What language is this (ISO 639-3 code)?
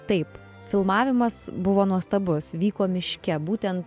lit